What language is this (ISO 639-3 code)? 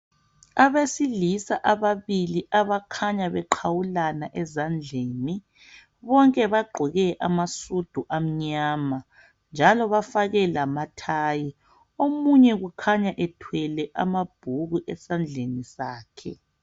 nde